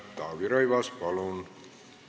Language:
Estonian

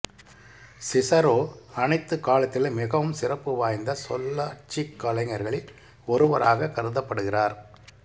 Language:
Tamil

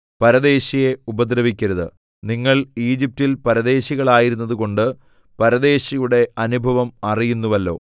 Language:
Malayalam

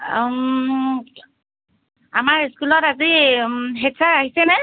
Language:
Assamese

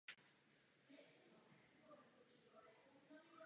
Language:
Czech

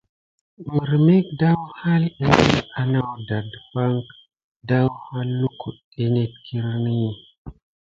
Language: Gidar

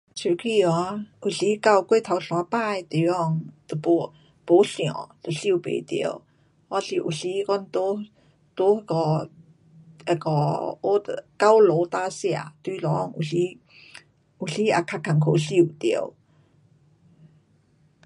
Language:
Pu-Xian Chinese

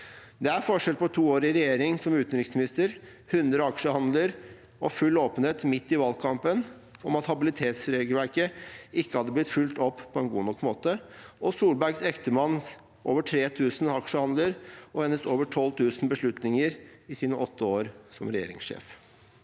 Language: Norwegian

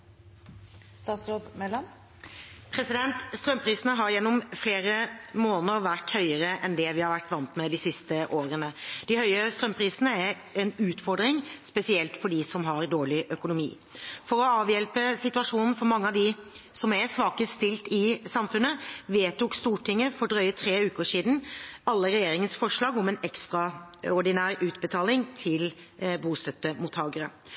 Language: Norwegian Bokmål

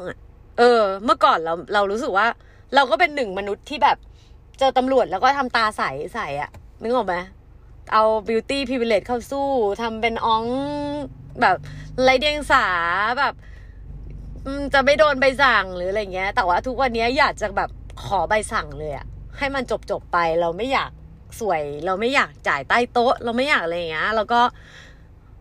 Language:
Thai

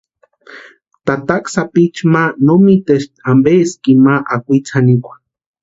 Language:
Western Highland Purepecha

